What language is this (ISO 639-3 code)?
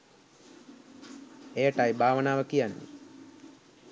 sin